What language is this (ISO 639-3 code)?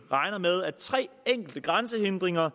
dan